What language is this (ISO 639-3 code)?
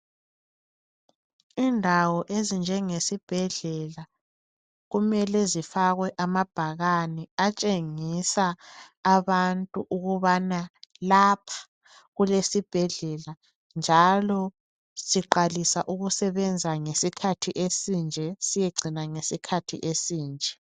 nde